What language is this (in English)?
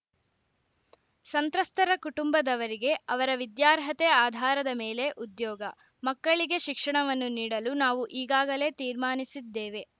Kannada